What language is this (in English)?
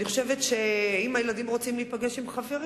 Hebrew